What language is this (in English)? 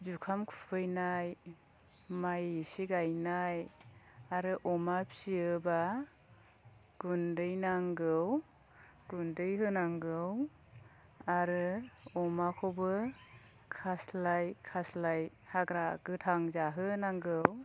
Bodo